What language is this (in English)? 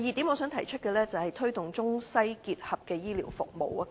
Cantonese